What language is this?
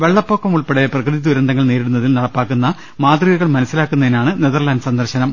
Malayalam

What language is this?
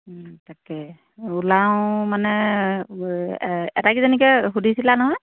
Assamese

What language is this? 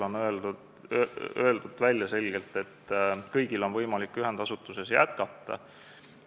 Estonian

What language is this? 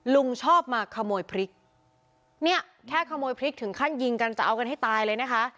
Thai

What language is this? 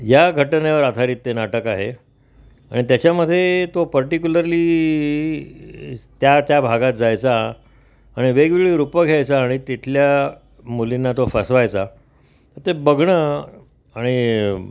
Marathi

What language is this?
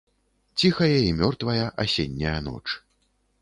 Belarusian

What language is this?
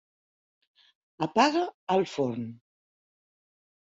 Catalan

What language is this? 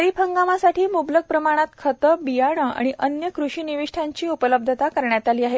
Marathi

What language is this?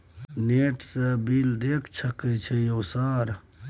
Maithili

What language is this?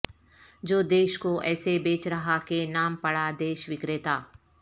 Urdu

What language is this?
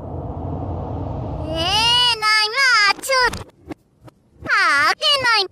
Japanese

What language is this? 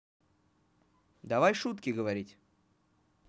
Russian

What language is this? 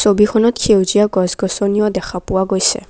Assamese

